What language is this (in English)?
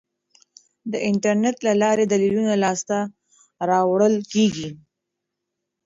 Pashto